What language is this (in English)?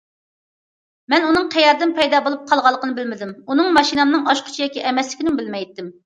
Uyghur